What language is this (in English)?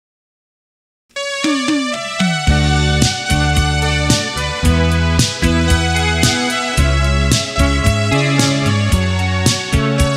Romanian